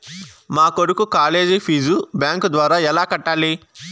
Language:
Telugu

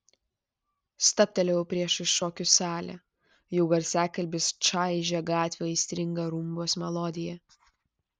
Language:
Lithuanian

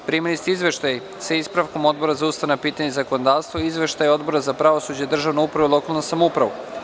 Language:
Serbian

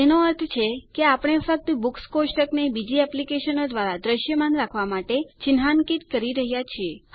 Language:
Gujarati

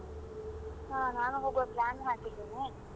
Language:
Kannada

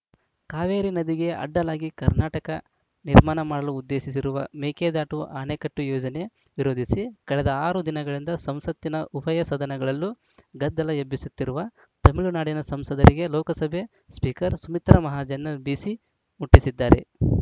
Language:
Kannada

